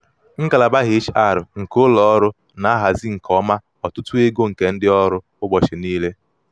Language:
Igbo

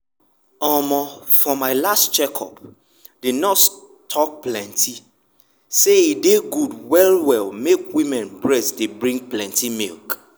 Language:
Nigerian Pidgin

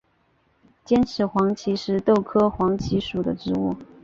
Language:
Chinese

